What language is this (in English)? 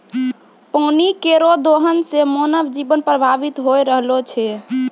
Maithili